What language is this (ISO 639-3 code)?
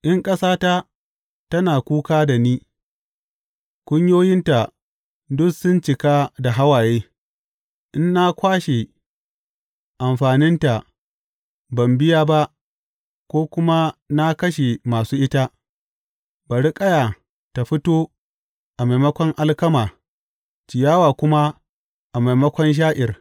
hau